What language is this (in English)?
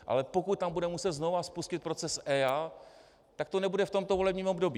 Czech